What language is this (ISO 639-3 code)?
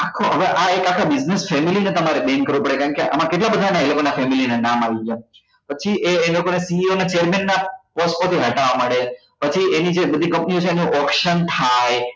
guj